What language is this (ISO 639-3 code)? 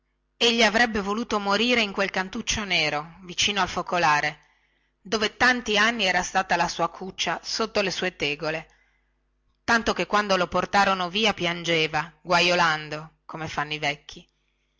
ita